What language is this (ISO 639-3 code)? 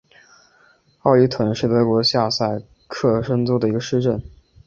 zho